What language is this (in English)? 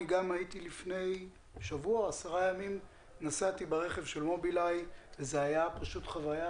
Hebrew